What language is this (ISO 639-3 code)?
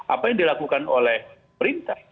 ind